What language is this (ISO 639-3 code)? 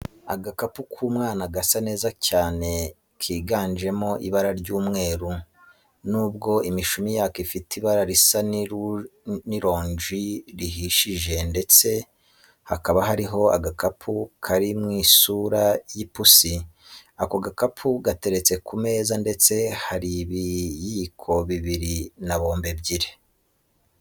kin